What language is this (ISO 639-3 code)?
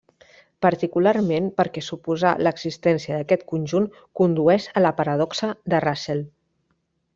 cat